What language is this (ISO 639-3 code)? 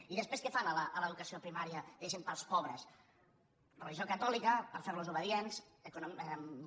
cat